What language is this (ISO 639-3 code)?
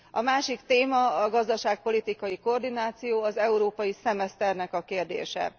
hun